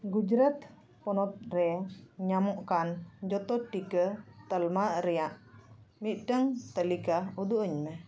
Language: Santali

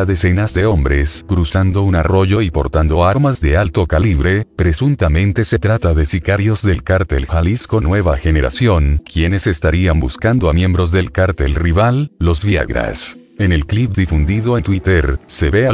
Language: Spanish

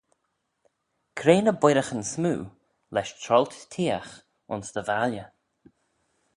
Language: Manx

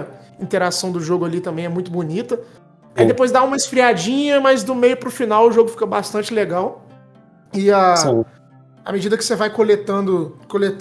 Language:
Portuguese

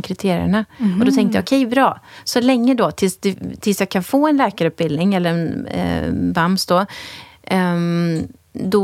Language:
Swedish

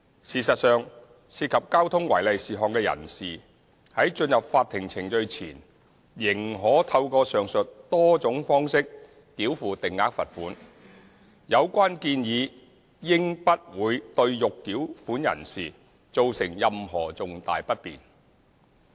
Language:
Cantonese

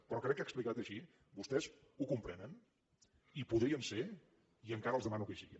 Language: Catalan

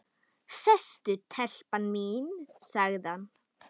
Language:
Icelandic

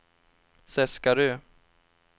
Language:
Swedish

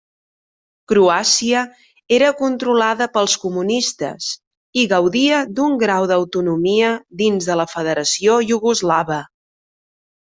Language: Catalan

